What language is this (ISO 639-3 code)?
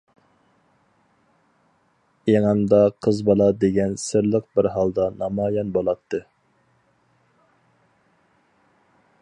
uig